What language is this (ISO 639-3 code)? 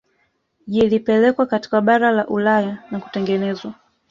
swa